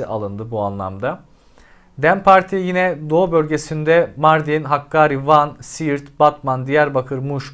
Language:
Turkish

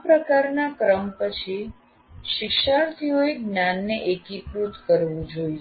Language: Gujarati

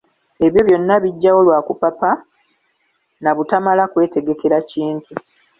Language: Ganda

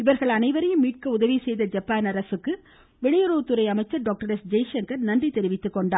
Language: Tamil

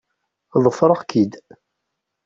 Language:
Kabyle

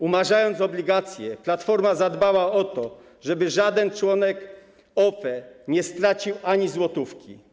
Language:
Polish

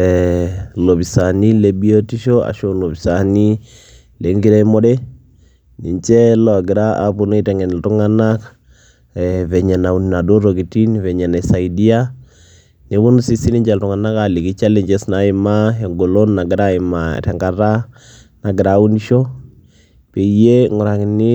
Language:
Masai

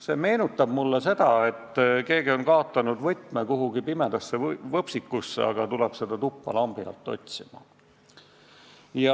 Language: Estonian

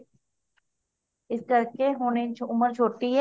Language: Punjabi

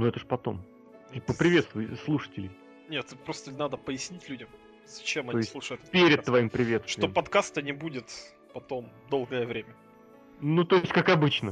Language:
Russian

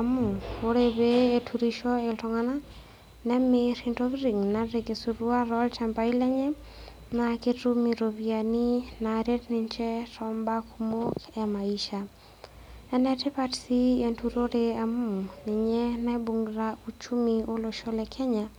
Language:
Masai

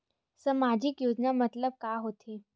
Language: Chhattisgarhi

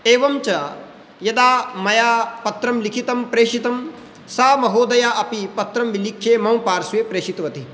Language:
Sanskrit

